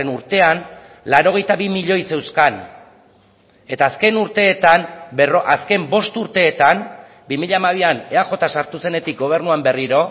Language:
Basque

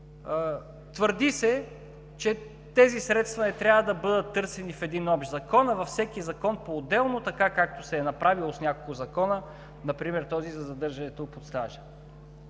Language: Bulgarian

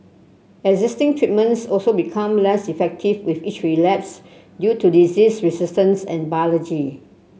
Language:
English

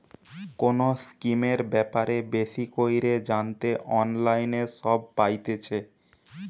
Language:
Bangla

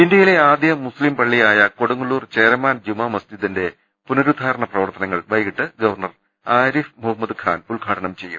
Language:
Malayalam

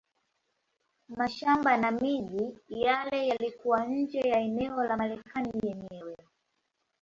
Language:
Swahili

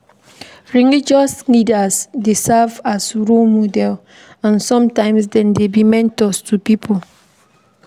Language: Nigerian Pidgin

